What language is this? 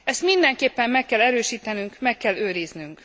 Hungarian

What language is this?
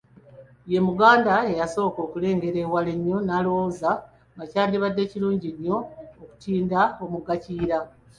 Ganda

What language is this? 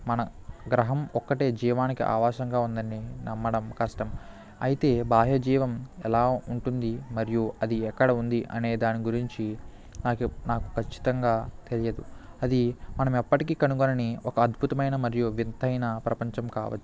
Telugu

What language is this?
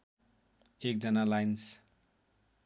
Nepali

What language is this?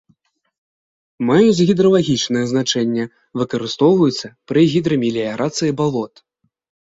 Belarusian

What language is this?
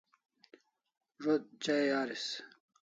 Kalasha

